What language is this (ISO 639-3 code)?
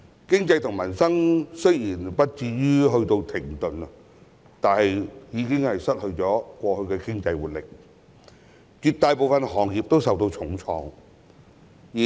yue